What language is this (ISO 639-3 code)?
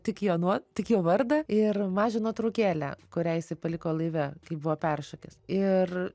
lit